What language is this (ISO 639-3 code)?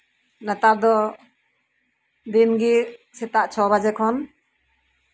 sat